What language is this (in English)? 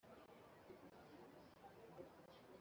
Kinyarwanda